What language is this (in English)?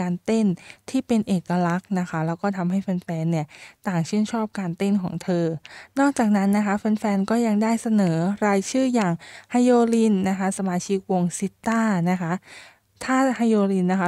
Thai